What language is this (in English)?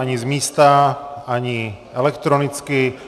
Czech